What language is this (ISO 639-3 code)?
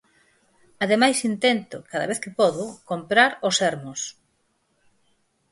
glg